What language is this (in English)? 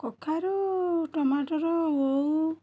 Odia